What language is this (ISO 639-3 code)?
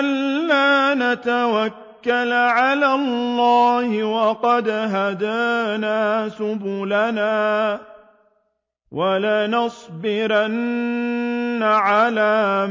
ara